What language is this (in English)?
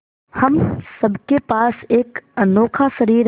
Hindi